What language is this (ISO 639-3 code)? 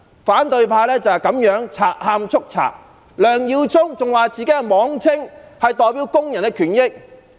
yue